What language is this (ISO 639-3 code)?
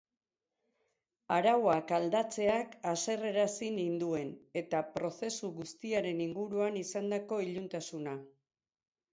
eus